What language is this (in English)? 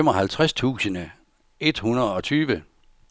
Danish